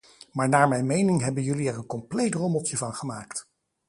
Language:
Dutch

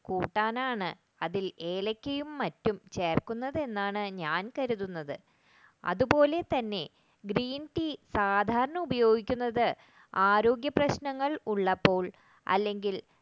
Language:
Malayalam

